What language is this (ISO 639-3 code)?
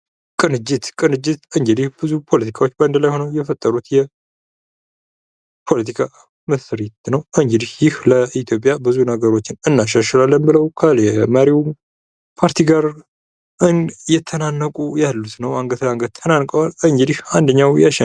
amh